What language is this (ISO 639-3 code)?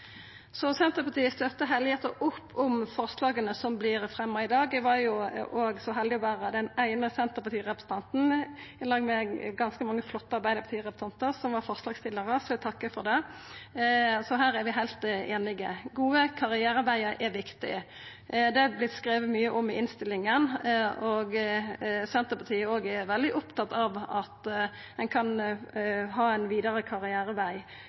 nno